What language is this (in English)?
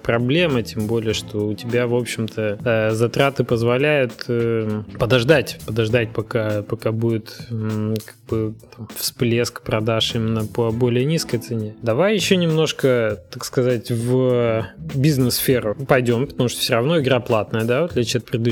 Russian